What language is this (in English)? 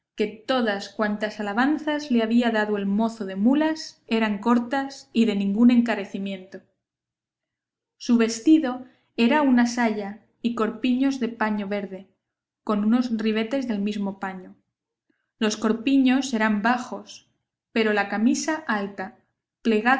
Spanish